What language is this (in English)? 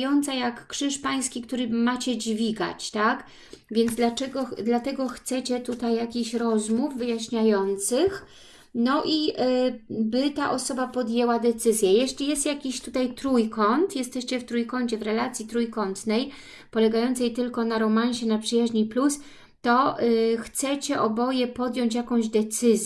Polish